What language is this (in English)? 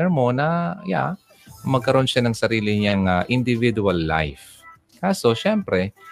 Filipino